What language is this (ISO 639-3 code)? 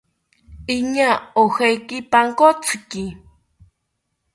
cpy